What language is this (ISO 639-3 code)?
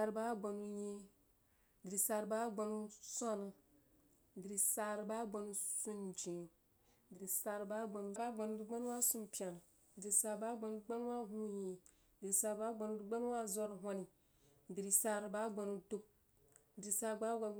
juo